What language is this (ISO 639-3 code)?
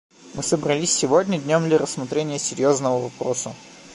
rus